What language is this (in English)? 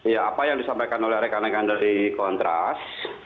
Indonesian